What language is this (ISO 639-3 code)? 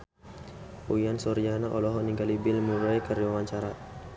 sun